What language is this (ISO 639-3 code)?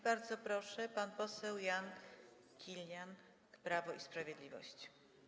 pol